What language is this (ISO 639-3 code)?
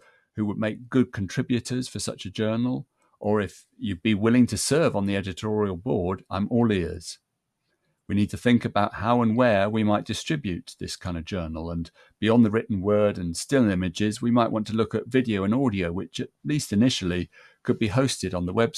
eng